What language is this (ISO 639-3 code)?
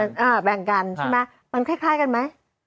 tha